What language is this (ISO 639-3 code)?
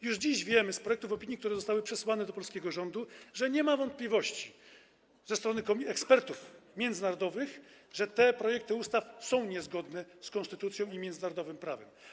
pol